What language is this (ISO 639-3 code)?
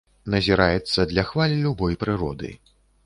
bel